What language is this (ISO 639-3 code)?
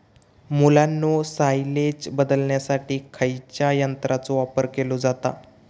mar